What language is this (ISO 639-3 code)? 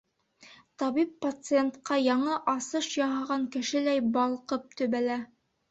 bak